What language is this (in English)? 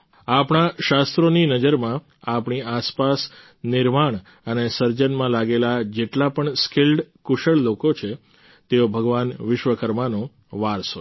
Gujarati